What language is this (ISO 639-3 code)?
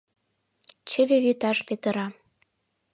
chm